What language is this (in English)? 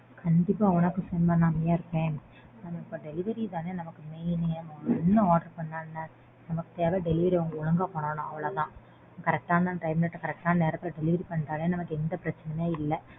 Tamil